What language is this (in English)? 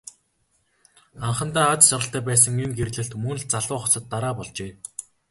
Mongolian